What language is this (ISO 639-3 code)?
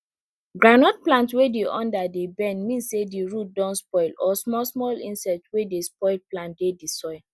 pcm